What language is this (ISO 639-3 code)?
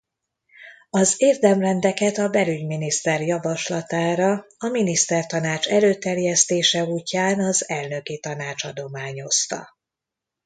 hun